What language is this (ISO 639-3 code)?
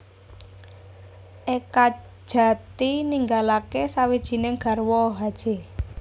jav